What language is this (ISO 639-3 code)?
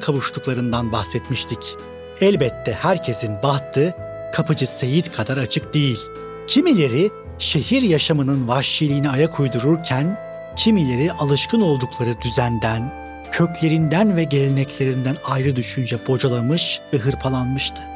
tur